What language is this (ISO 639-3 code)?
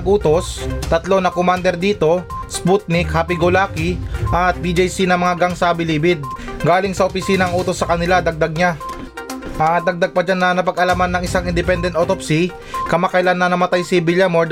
fil